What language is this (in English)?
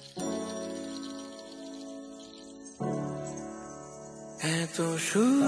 Arabic